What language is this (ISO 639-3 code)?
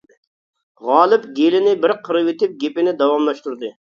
uig